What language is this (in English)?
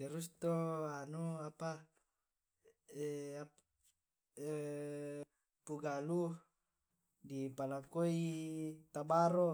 Tae'